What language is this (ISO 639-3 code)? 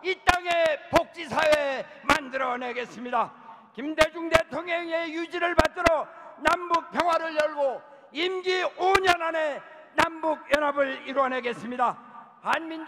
kor